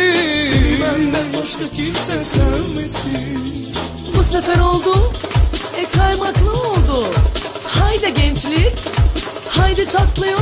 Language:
Bulgarian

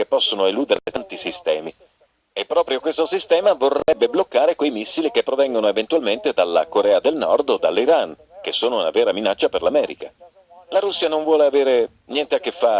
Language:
Italian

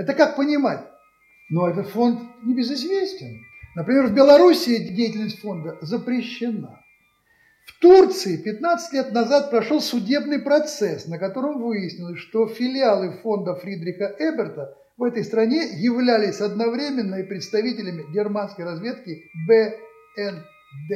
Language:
Russian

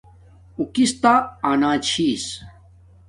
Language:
Domaaki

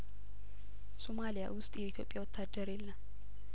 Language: Amharic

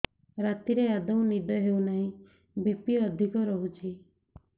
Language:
Odia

